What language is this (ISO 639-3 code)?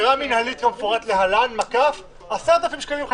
heb